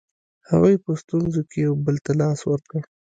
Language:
Pashto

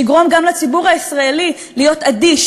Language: Hebrew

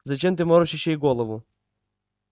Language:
Russian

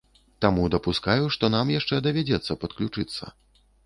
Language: Belarusian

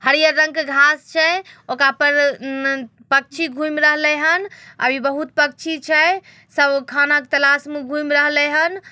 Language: Magahi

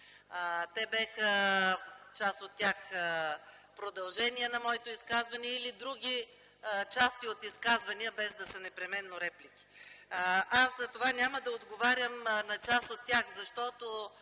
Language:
Bulgarian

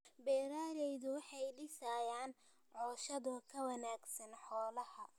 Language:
Somali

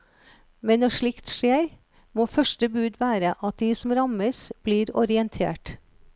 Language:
Norwegian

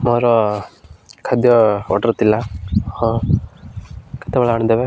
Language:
Odia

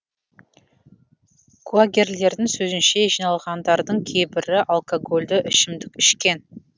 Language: Kazakh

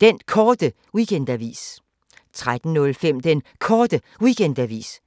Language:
Danish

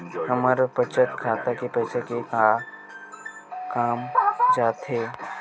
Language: Chhattisgarhi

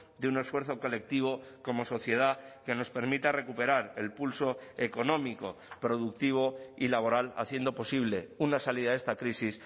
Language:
Spanish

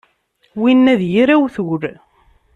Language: Kabyle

